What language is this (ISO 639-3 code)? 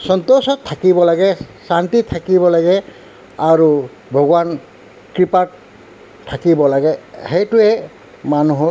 asm